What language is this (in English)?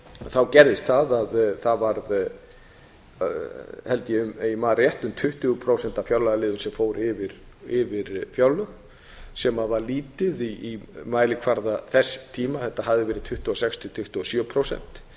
Icelandic